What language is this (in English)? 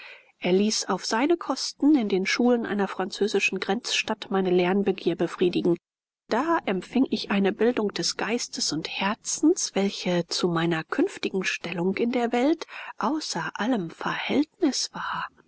German